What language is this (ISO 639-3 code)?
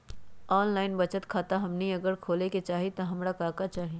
mag